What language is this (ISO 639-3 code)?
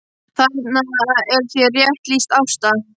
isl